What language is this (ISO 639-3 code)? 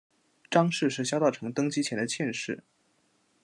zho